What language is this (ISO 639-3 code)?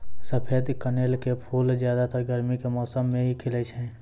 mai